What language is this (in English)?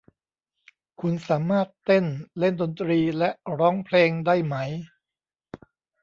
Thai